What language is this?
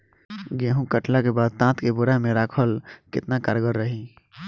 Bhojpuri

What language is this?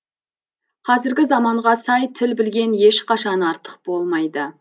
Kazakh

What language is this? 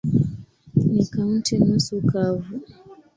Swahili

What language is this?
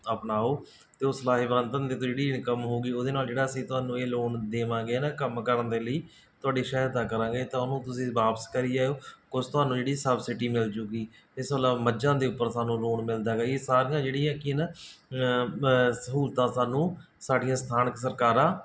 Punjabi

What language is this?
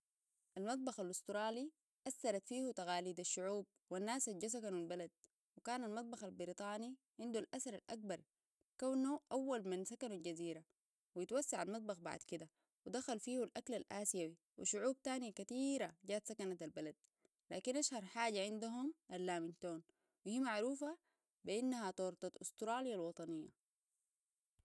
Sudanese Arabic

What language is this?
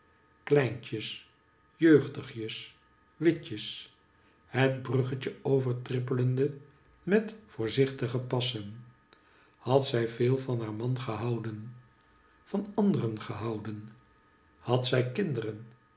Dutch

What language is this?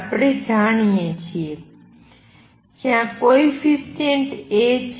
Gujarati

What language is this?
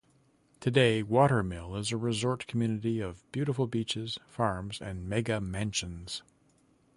English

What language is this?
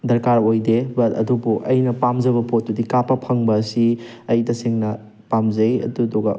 Manipuri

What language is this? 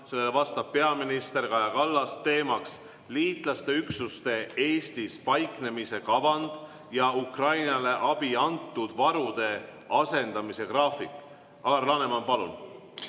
Estonian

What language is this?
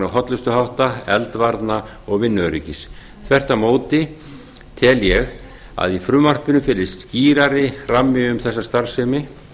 Icelandic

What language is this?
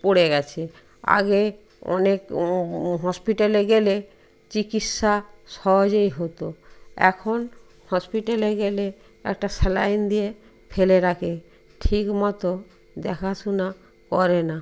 Bangla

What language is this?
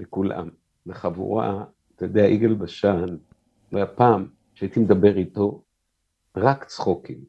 Hebrew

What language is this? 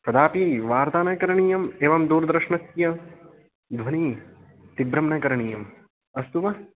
Sanskrit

